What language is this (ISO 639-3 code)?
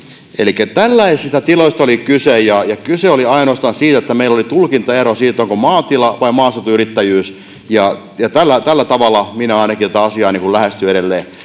fin